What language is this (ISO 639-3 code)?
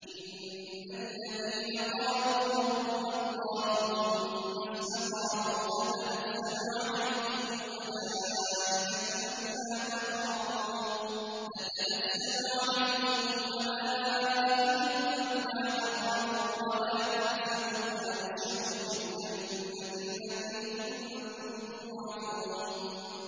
ara